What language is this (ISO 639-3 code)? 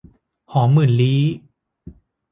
tha